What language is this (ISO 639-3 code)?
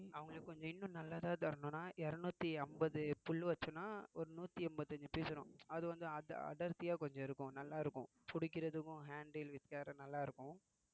tam